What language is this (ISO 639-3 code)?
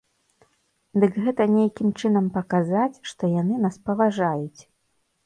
bel